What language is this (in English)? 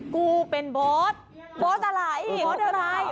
Thai